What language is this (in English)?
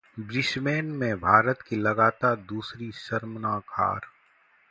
Hindi